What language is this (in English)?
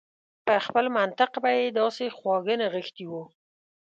Pashto